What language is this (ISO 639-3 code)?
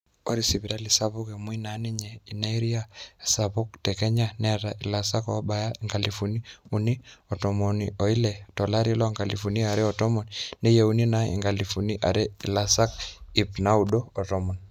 mas